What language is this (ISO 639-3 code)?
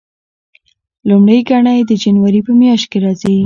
pus